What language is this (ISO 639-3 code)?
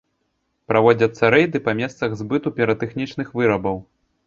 bel